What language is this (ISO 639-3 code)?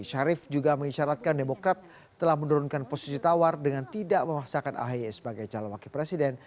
ind